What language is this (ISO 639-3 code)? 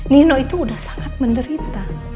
ind